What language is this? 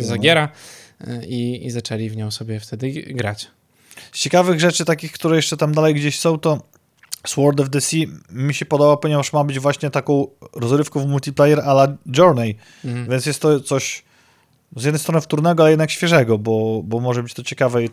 Polish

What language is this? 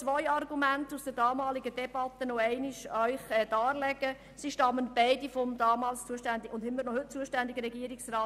Swiss German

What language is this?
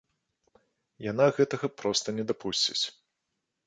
Belarusian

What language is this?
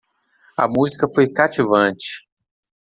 Portuguese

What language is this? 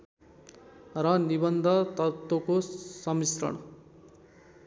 Nepali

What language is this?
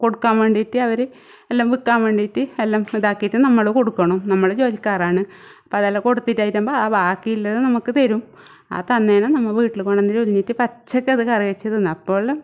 Malayalam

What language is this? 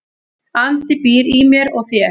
Icelandic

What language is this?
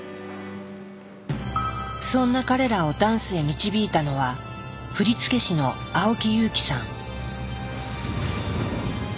Japanese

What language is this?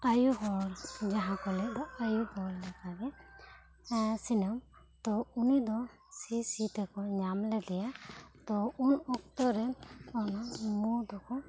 Santali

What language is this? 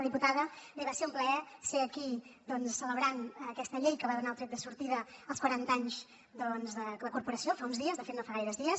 Catalan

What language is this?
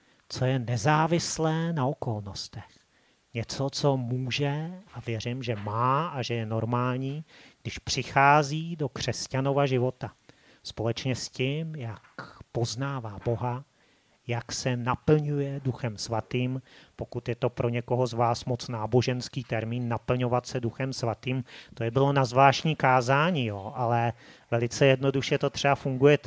Czech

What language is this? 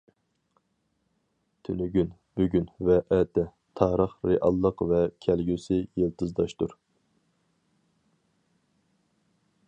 Uyghur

